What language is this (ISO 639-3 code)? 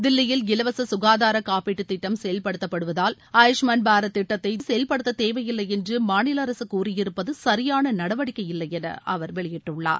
tam